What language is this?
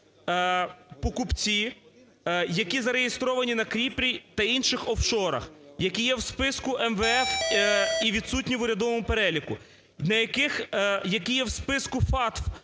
Ukrainian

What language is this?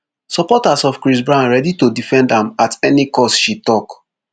Nigerian Pidgin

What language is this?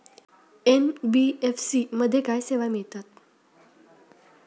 Marathi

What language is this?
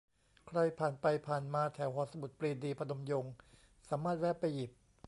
Thai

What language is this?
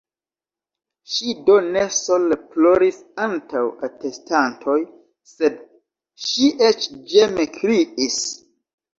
Esperanto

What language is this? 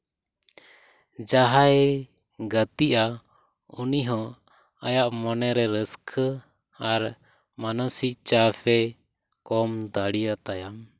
Santali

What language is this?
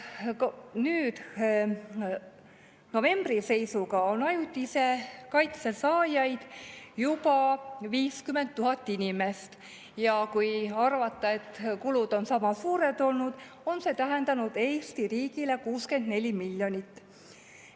Estonian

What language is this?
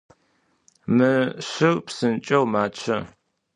Adyghe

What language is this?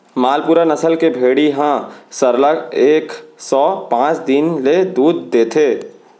Chhattisgarhi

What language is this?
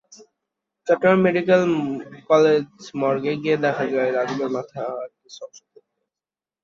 Bangla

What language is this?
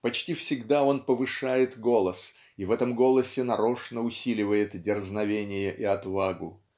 Russian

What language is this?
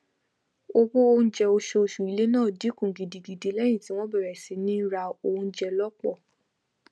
Yoruba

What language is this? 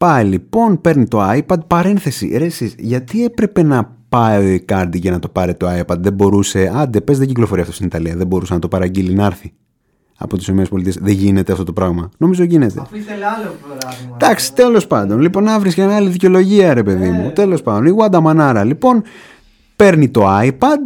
Greek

